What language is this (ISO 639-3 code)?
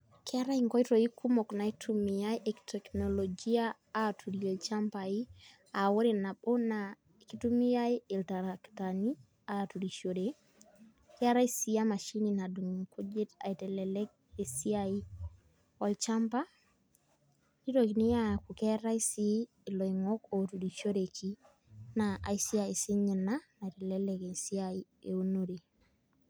mas